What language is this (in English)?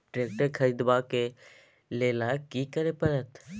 Maithili